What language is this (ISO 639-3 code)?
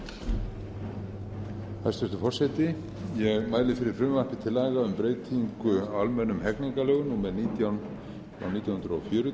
isl